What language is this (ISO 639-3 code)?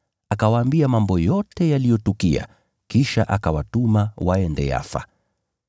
swa